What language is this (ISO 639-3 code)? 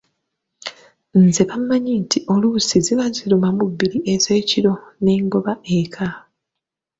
lug